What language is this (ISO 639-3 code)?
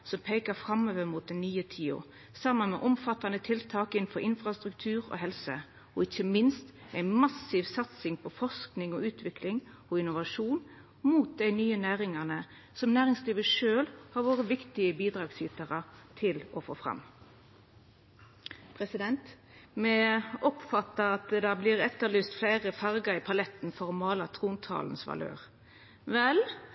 nno